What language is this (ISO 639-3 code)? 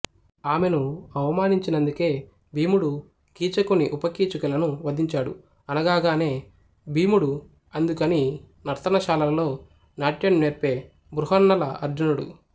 tel